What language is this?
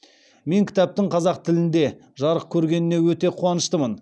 Kazakh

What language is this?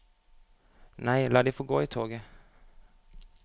Norwegian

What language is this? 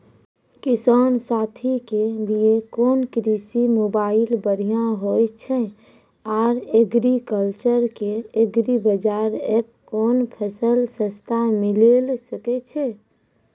Maithili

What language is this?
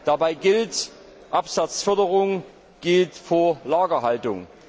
German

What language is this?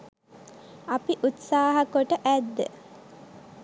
Sinhala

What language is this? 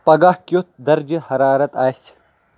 Kashmiri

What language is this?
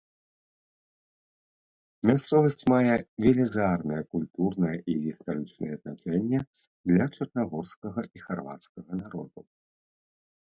Belarusian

